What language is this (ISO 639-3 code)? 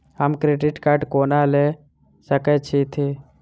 mai